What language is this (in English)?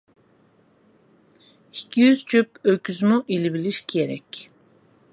Uyghur